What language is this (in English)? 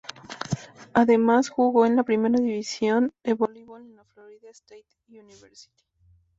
Spanish